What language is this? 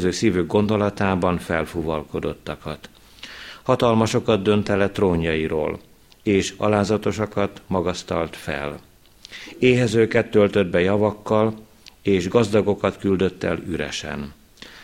Hungarian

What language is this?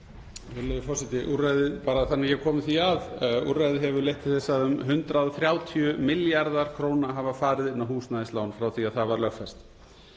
Icelandic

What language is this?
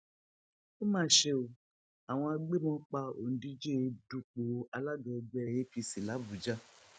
Yoruba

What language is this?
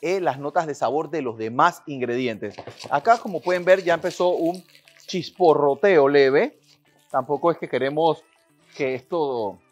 Spanish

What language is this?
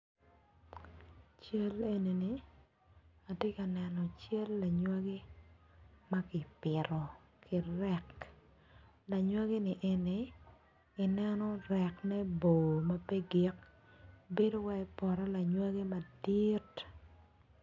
Acoli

